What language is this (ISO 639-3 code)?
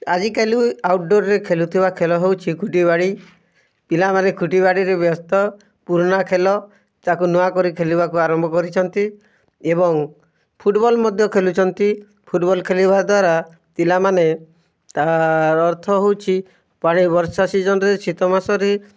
ori